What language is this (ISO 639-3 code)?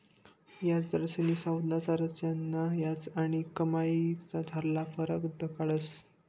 mar